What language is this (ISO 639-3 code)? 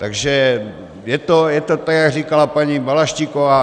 ces